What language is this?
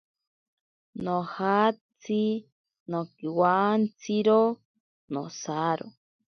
Ashéninka Perené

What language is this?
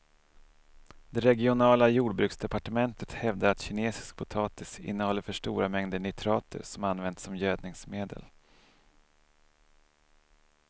Swedish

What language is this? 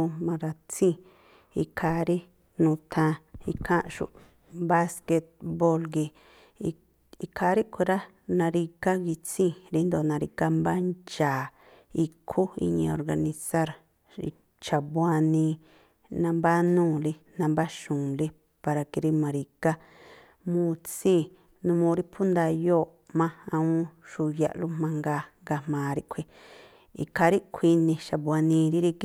Tlacoapa Me'phaa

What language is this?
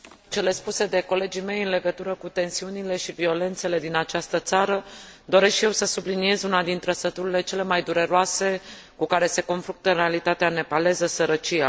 Romanian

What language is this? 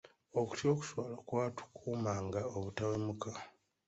Ganda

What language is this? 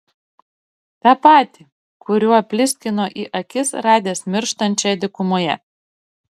Lithuanian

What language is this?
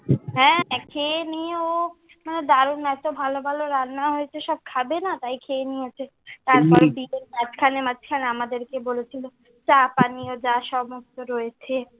Bangla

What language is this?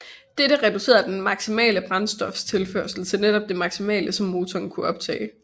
Danish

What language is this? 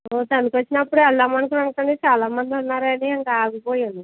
Telugu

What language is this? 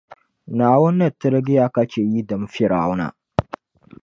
Dagbani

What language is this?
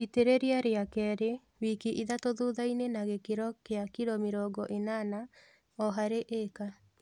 Kikuyu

